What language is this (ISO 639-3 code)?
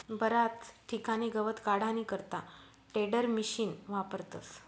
mar